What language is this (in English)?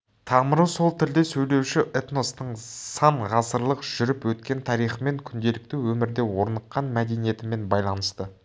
Kazakh